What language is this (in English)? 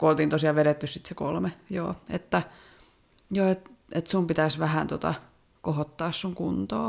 Finnish